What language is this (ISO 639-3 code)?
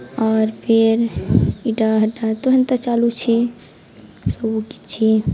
ori